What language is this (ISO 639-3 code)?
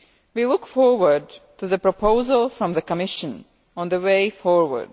eng